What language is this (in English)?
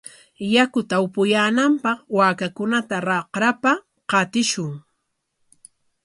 Corongo Ancash Quechua